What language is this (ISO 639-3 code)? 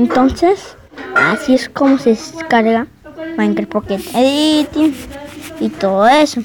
spa